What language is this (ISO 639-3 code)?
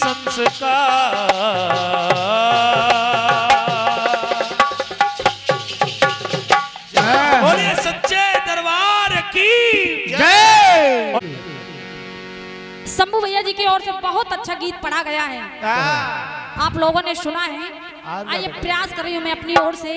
hin